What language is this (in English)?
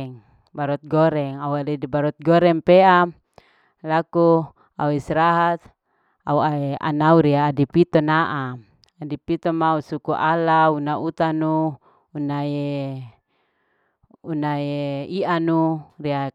Larike-Wakasihu